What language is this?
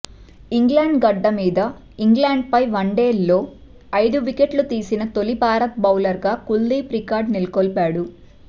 Telugu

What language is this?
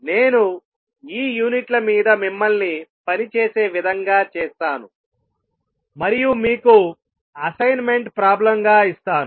Telugu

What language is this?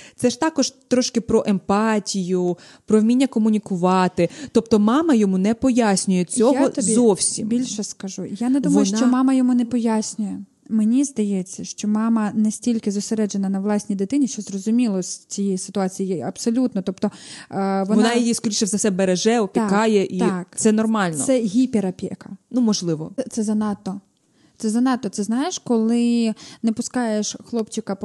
Ukrainian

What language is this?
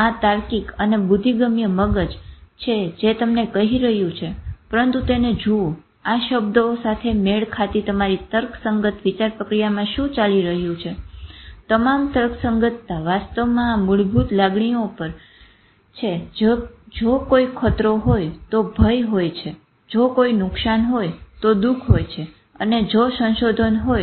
Gujarati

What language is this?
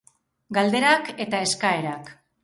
Basque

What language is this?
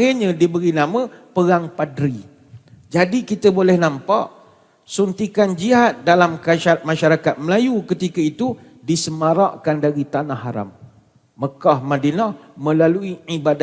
Malay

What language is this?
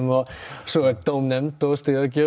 Icelandic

